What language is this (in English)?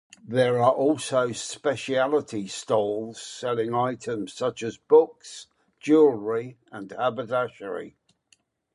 English